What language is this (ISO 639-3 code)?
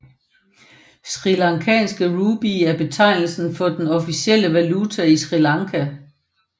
dan